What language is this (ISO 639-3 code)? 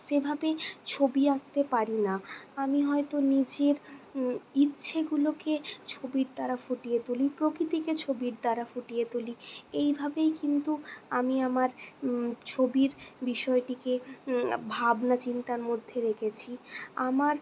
ben